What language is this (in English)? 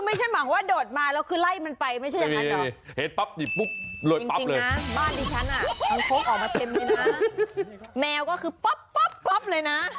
Thai